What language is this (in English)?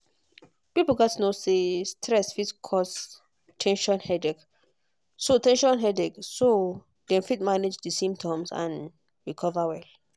Nigerian Pidgin